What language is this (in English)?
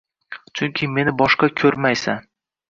Uzbek